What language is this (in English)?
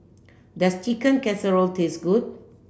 English